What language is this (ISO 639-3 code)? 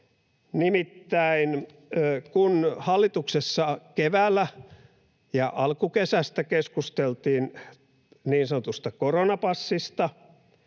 fin